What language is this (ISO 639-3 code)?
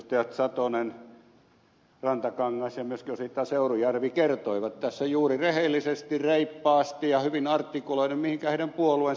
fin